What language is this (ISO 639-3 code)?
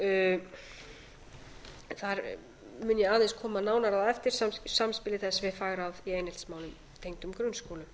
isl